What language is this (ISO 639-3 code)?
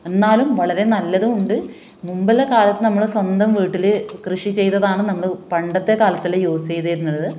mal